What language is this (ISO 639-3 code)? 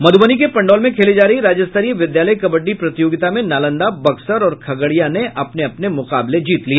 hin